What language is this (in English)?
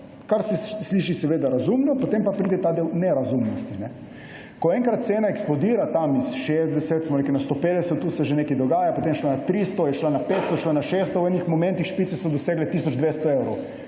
Slovenian